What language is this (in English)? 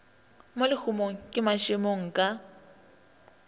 Northern Sotho